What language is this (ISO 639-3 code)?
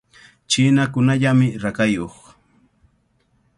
qvl